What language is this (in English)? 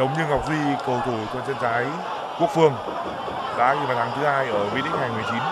Vietnamese